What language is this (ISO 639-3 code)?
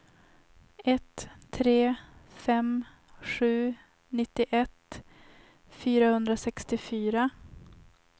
swe